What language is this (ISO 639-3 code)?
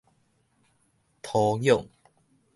nan